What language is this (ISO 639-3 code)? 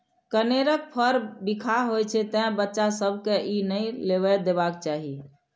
mai